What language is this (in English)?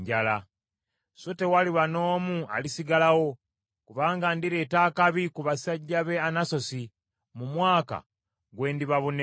Ganda